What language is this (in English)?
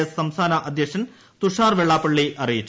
Malayalam